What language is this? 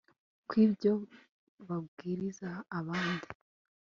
Kinyarwanda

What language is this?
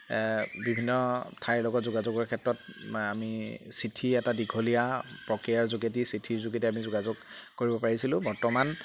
Assamese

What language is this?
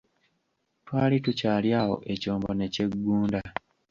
Ganda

